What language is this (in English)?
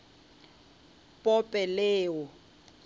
Northern Sotho